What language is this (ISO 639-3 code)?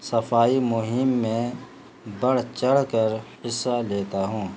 urd